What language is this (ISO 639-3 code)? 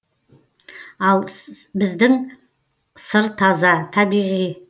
kaz